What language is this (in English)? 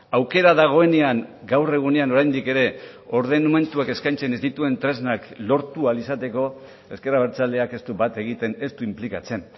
Basque